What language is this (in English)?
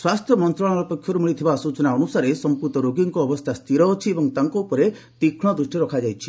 Odia